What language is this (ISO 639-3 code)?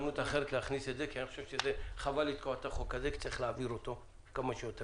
heb